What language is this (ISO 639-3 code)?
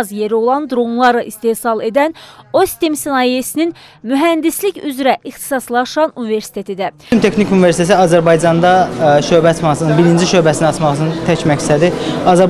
tur